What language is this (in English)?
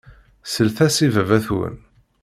Kabyle